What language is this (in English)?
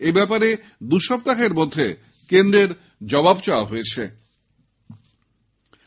Bangla